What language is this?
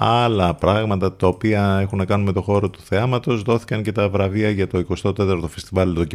Greek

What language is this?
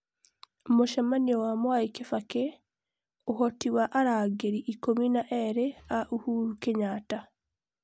Kikuyu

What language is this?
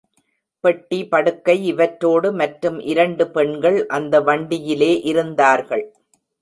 Tamil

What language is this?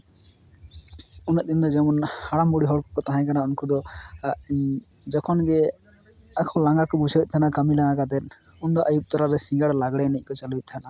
Santali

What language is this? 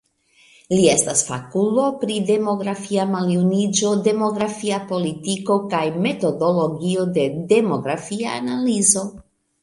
Esperanto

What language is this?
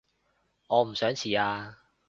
Cantonese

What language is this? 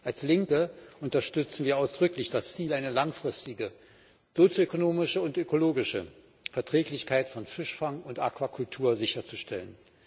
German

